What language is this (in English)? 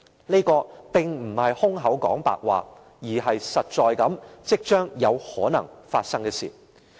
Cantonese